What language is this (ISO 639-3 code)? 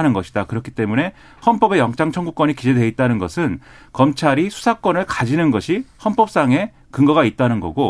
kor